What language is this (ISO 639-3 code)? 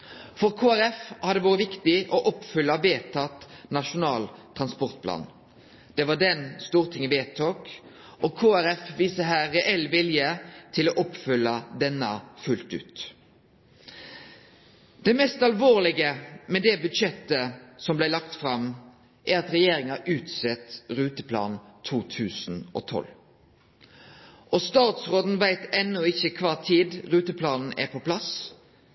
nno